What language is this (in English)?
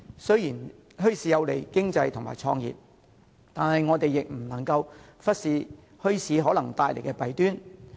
Cantonese